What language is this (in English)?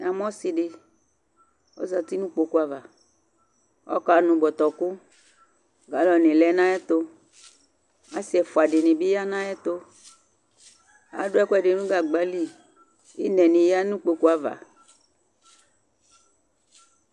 Ikposo